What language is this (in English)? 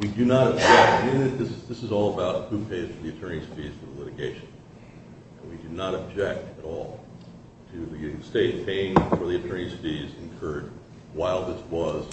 English